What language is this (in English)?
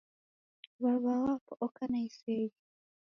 Taita